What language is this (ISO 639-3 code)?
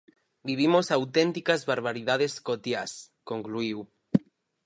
glg